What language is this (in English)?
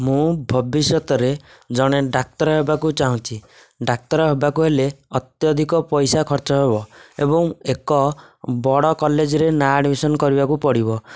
Odia